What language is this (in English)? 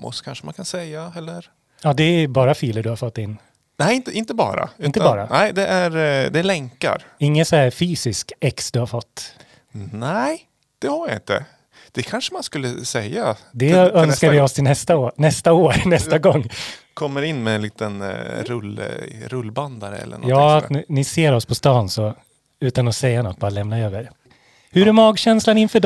Swedish